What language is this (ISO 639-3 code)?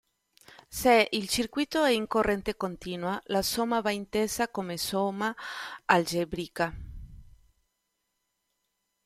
ita